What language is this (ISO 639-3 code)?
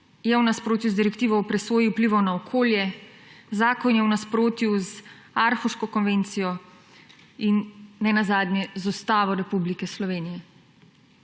slv